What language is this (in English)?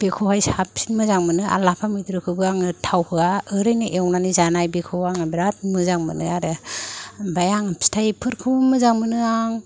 Bodo